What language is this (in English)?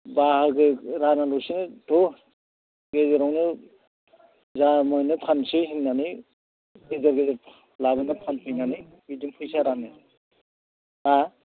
Bodo